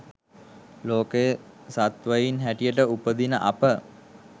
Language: Sinhala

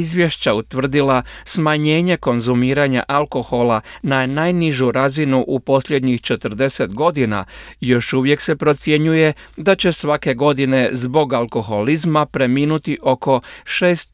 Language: Croatian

